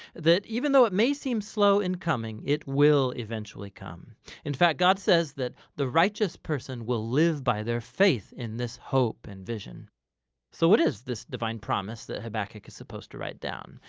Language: English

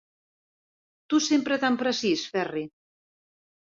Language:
Catalan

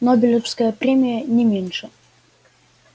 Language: Russian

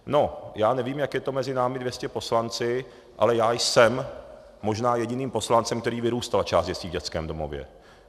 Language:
Czech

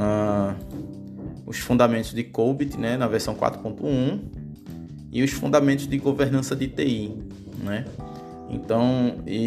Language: Portuguese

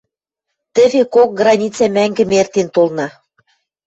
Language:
Western Mari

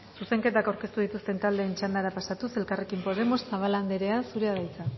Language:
Basque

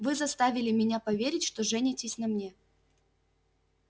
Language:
Russian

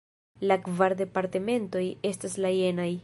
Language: Esperanto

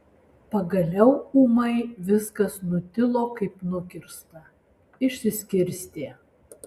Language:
Lithuanian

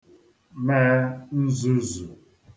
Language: Igbo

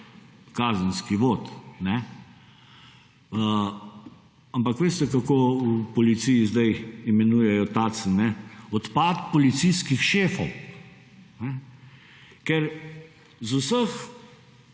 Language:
Slovenian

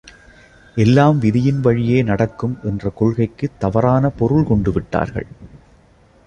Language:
Tamil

